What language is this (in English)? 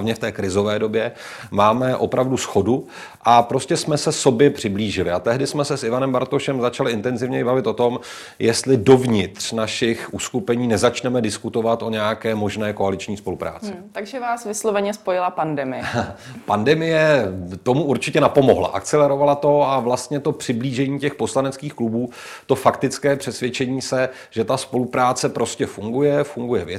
Czech